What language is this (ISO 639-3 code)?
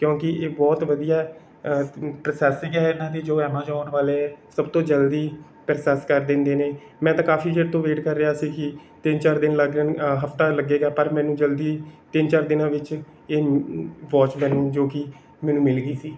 pan